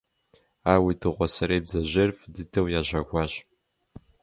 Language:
Kabardian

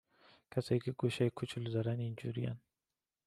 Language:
Persian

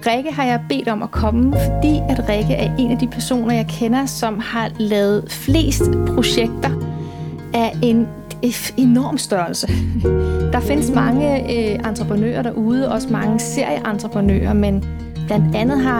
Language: Danish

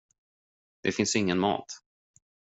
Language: Swedish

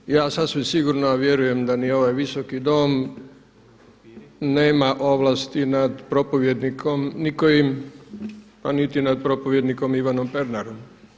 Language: Croatian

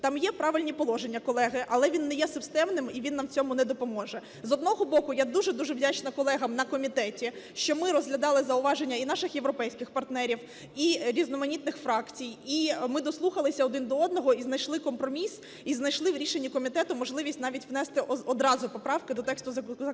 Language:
Ukrainian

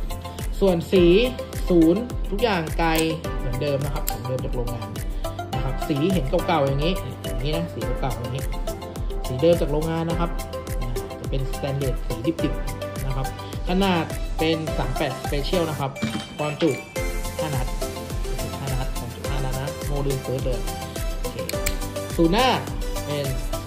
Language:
Thai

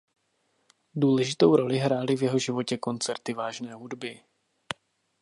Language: Czech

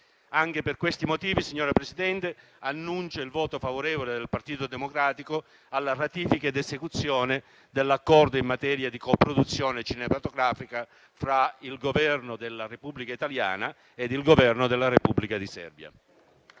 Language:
Italian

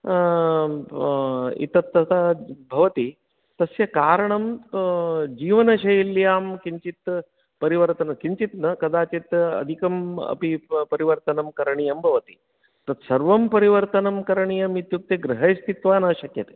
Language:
Sanskrit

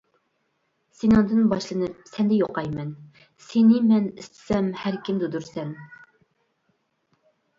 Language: Uyghur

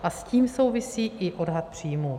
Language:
Czech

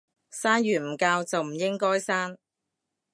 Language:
Cantonese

